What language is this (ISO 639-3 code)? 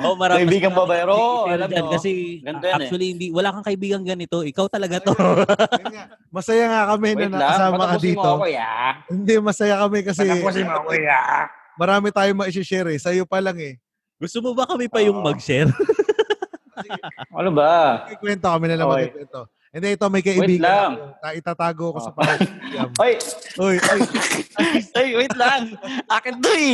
fil